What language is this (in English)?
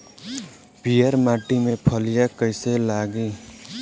Bhojpuri